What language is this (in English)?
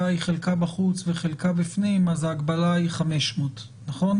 Hebrew